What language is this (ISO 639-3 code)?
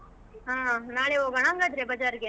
kan